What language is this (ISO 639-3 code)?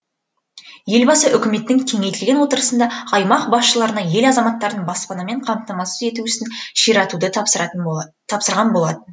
kaz